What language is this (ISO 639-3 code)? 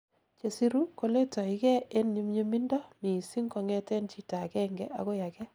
kln